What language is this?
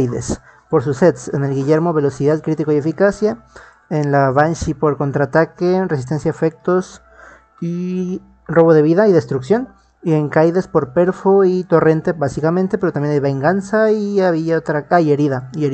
Spanish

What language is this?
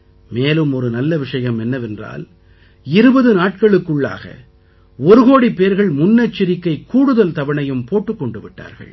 Tamil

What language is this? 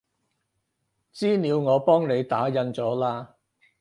Cantonese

